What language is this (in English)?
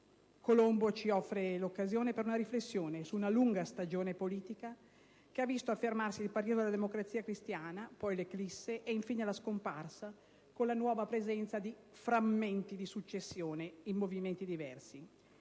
Italian